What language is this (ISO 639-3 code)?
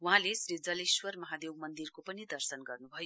nep